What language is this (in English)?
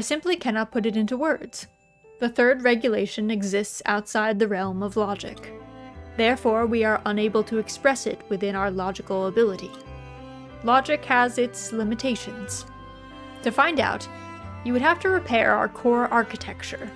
English